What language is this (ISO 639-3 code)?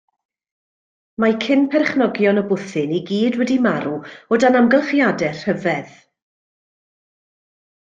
cym